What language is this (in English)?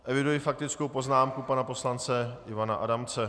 Czech